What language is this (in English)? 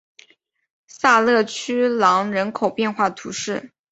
Chinese